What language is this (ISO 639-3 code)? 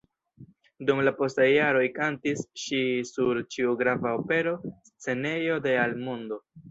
epo